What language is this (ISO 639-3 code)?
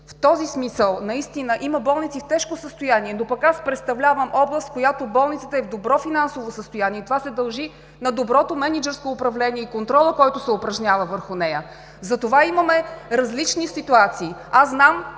bul